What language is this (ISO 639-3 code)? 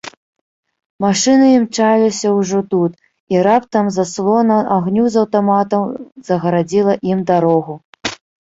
bel